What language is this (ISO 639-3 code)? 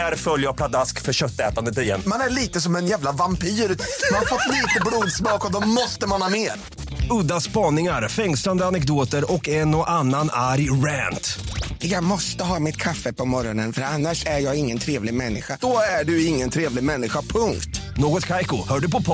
swe